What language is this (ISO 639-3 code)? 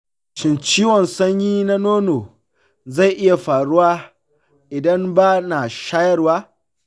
hau